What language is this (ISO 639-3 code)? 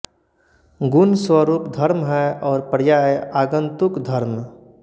hin